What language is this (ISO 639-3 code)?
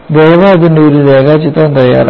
mal